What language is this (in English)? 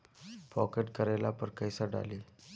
Bhojpuri